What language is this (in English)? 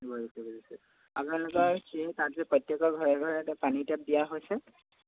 Assamese